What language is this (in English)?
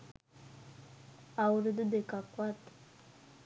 Sinhala